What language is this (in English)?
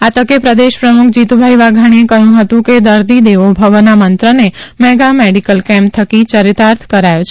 Gujarati